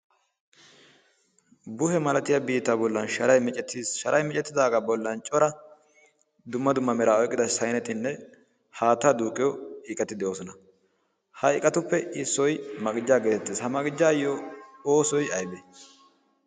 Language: Wolaytta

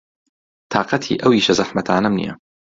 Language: Central Kurdish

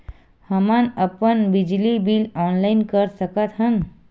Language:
Chhattisgarhi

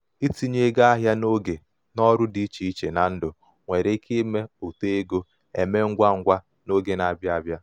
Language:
Igbo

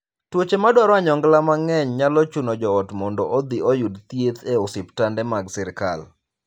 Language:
Luo (Kenya and Tanzania)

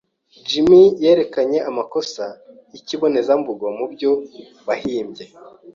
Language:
Kinyarwanda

